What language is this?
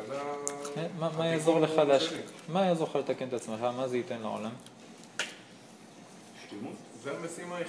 Hebrew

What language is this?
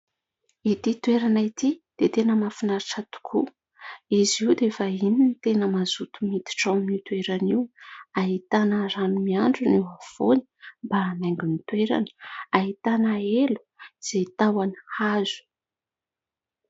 Malagasy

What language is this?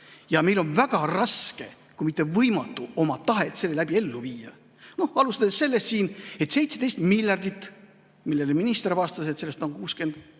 Estonian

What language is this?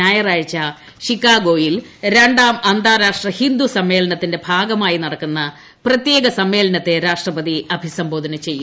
Malayalam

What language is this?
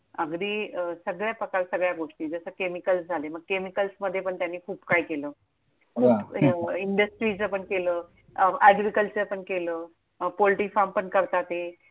Marathi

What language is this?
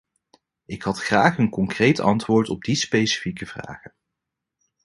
Dutch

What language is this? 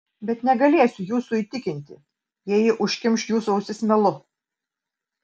Lithuanian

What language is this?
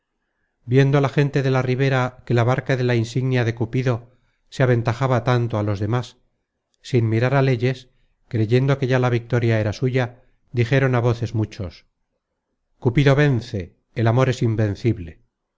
Spanish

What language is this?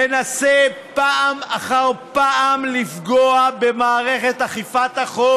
Hebrew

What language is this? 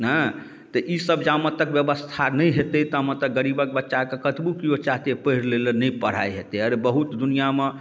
Maithili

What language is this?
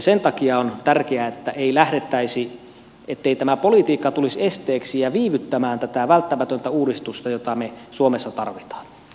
Finnish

